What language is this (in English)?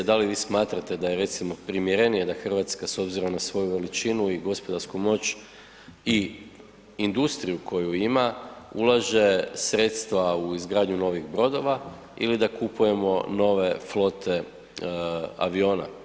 Croatian